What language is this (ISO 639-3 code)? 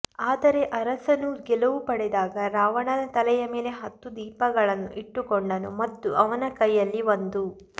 kan